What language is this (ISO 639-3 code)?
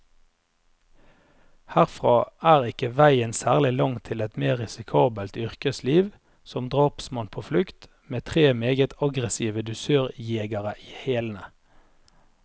nor